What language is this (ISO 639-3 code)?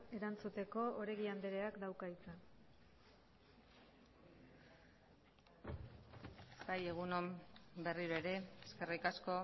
eus